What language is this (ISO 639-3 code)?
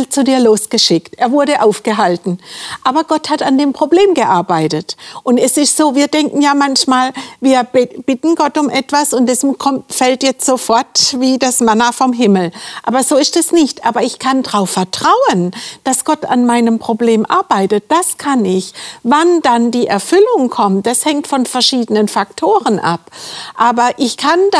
deu